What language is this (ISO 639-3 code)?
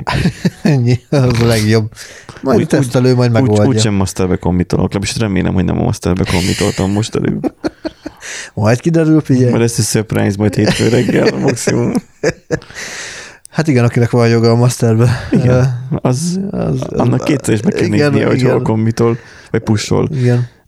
hun